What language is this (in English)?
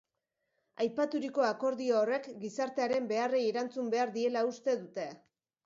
Basque